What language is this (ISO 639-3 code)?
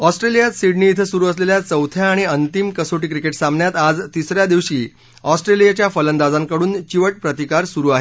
mar